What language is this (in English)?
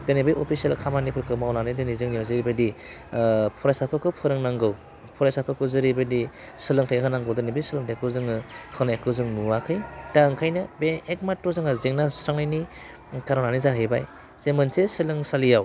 Bodo